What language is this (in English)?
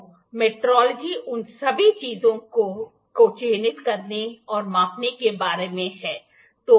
Hindi